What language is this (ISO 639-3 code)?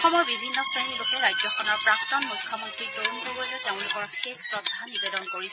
asm